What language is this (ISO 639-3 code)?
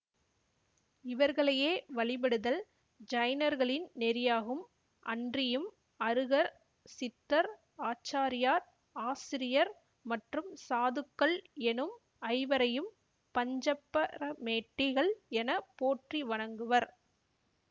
tam